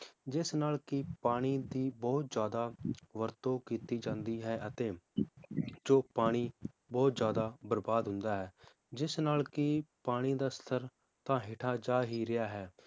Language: Punjabi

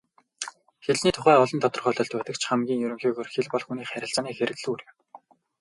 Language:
Mongolian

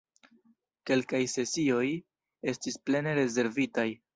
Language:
Esperanto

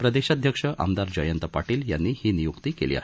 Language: Marathi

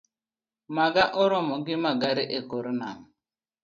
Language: Luo (Kenya and Tanzania)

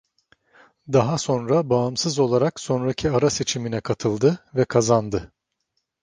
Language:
Turkish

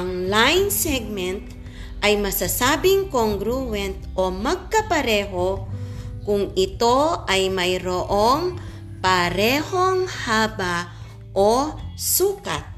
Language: Filipino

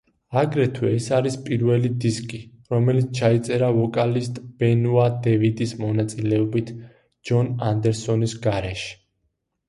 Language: Georgian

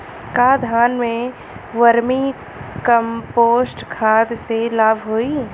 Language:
Bhojpuri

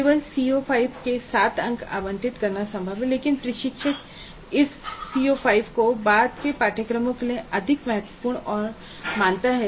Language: Hindi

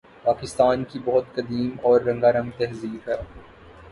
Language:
Urdu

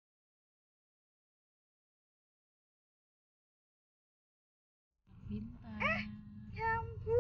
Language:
Indonesian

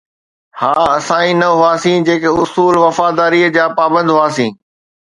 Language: Sindhi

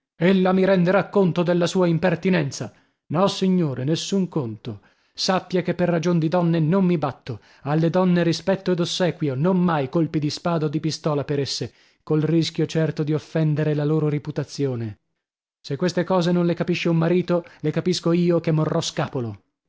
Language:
Italian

